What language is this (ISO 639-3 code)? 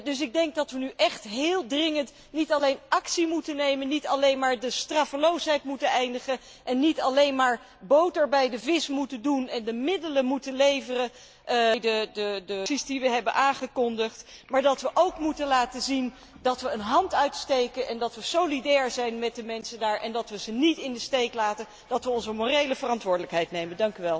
nld